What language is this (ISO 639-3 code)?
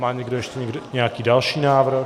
ces